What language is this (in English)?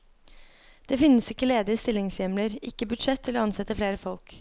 Norwegian